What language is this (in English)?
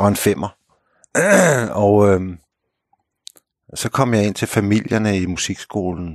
Danish